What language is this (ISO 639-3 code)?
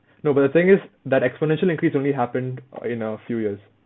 eng